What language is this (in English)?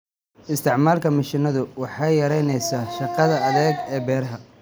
Somali